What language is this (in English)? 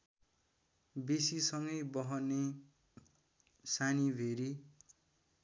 Nepali